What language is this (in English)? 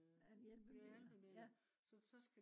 Danish